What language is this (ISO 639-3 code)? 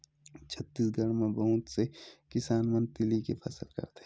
hne